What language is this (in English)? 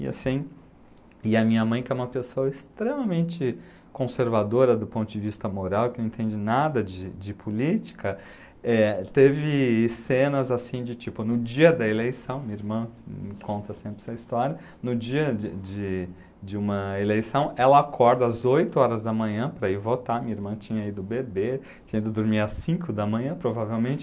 Portuguese